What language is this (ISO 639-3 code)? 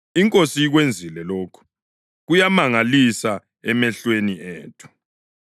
nde